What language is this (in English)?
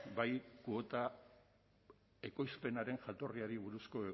Basque